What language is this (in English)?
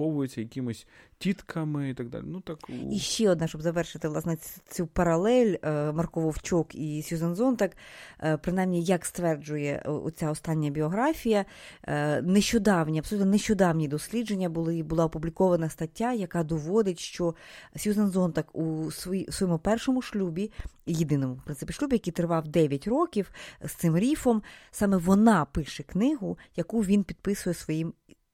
Ukrainian